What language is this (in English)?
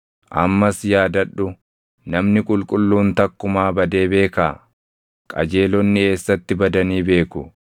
Oromo